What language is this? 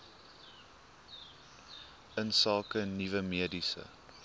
Afrikaans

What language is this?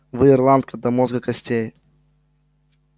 Russian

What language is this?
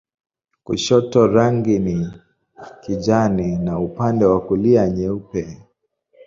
Swahili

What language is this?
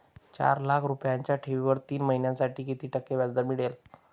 Marathi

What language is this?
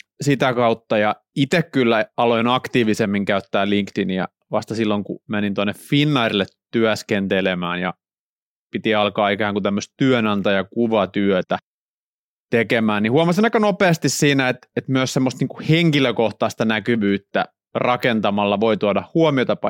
Finnish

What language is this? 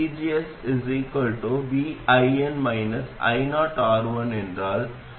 Tamil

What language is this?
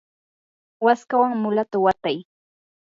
Yanahuanca Pasco Quechua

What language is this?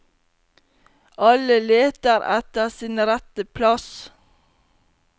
Norwegian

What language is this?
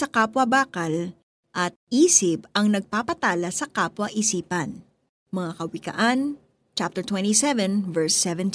Filipino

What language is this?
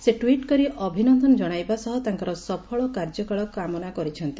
Odia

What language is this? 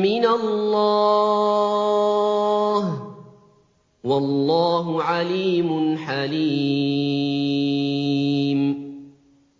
Arabic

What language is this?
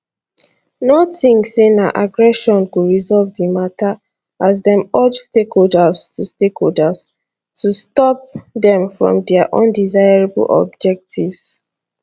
Nigerian Pidgin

